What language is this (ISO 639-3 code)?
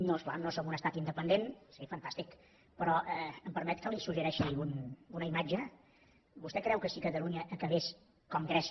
cat